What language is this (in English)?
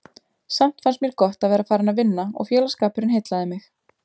Icelandic